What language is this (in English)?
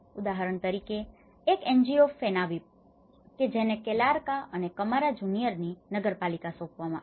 Gujarati